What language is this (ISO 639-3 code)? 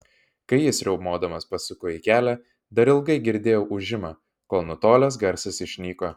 lit